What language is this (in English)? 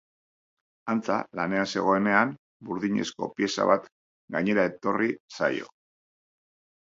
Basque